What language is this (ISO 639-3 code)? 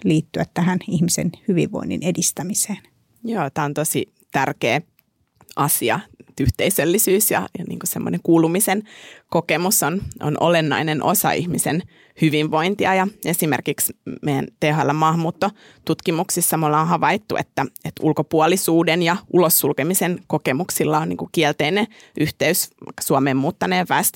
fin